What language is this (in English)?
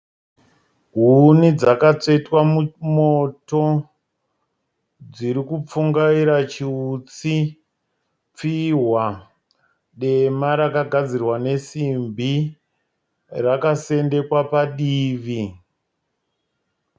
Shona